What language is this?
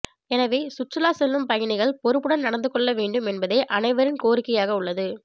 Tamil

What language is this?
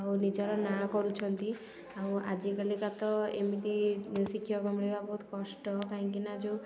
Odia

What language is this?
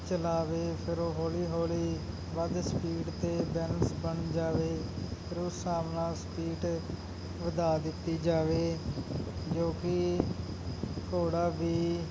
Punjabi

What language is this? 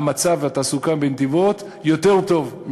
Hebrew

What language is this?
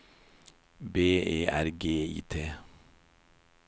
Norwegian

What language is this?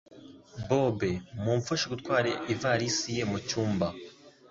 Kinyarwanda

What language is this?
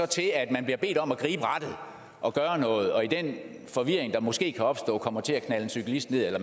Danish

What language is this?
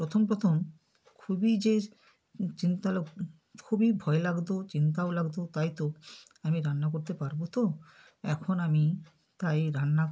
Bangla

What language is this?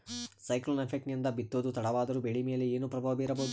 Kannada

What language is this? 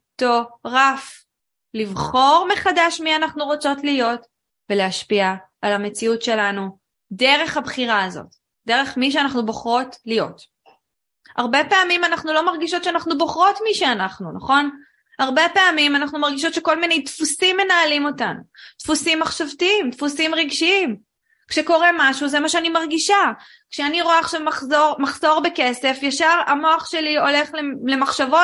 Hebrew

